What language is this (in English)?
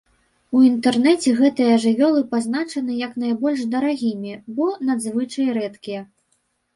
Belarusian